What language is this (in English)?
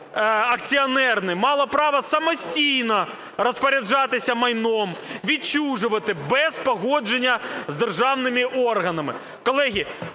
Ukrainian